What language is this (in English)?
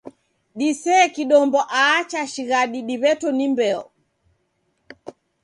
Taita